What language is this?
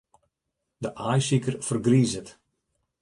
Western Frisian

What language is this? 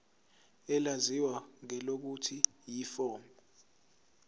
Zulu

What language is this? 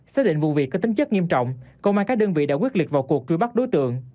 Vietnamese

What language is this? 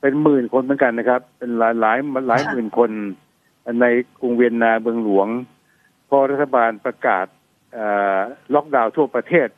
Thai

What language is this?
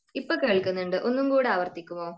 Malayalam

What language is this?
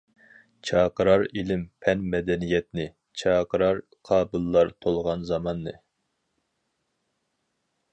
Uyghur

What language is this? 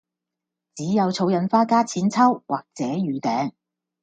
Cantonese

